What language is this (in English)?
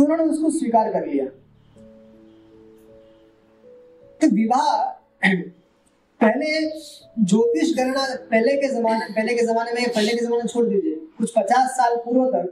Hindi